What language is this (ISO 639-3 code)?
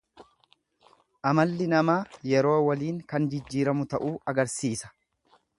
orm